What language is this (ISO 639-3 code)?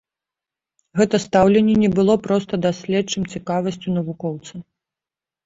bel